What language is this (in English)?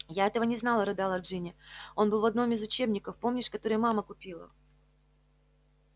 Russian